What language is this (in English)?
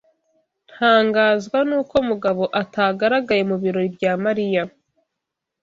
Kinyarwanda